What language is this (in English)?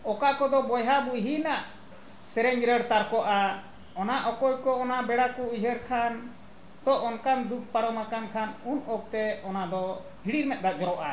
Santali